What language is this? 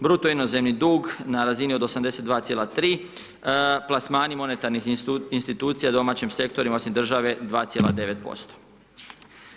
Croatian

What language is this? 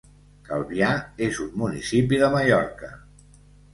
Catalan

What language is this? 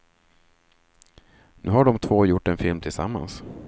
Swedish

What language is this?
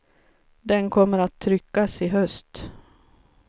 Swedish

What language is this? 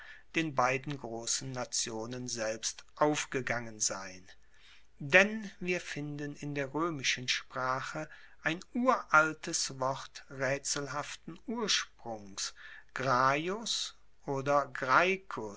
German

